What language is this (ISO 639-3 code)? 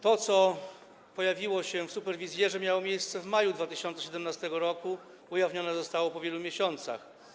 pol